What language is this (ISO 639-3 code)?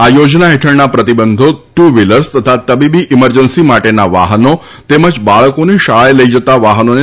guj